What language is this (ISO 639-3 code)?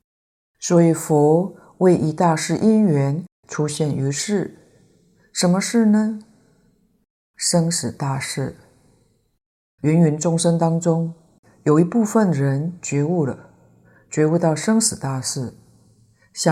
zho